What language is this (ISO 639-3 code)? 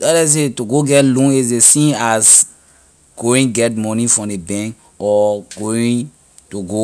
lir